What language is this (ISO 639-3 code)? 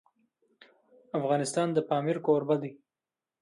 pus